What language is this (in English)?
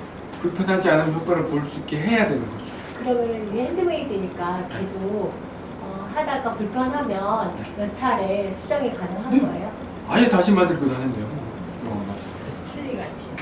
Korean